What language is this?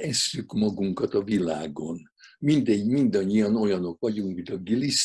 Hungarian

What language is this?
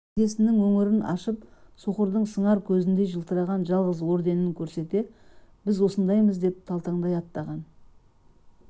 Kazakh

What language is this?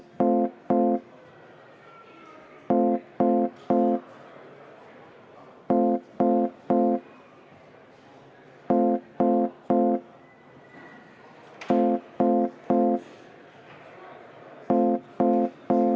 Estonian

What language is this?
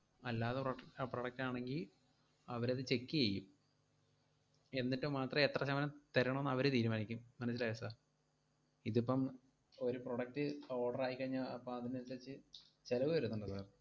Malayalam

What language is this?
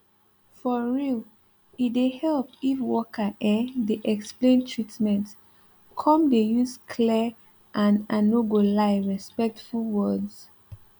Nigerian Pidgin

